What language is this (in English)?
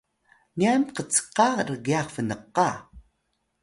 Atayal